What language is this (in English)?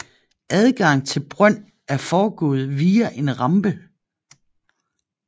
Danish